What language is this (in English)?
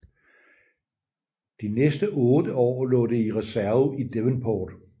Danish